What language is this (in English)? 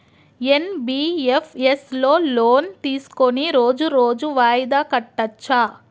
Telugu